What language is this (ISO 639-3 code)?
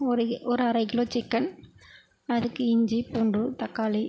tam